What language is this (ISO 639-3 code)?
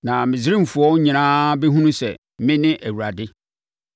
aka